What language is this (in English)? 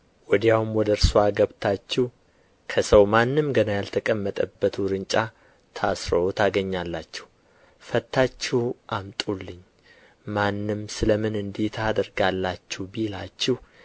Amharic